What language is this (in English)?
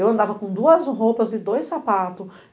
Portuguese